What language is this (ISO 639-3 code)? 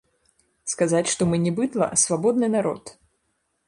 bel